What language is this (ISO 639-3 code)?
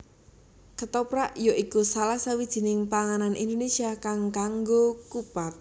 jav